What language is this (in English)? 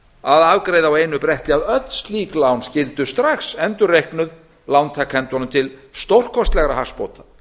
Icelandic